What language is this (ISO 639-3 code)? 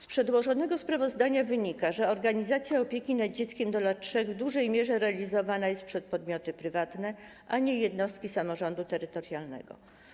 pol